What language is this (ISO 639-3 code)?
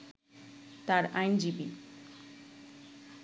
ben